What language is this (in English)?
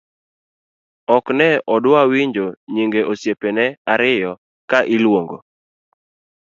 Luo (Kenya and Tanzania)